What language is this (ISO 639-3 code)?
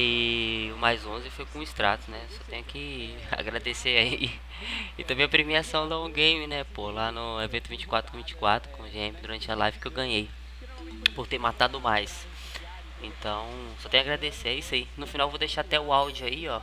por